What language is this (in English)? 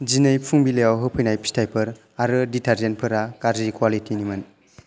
Bodo